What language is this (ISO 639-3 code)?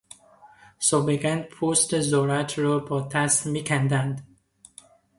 fas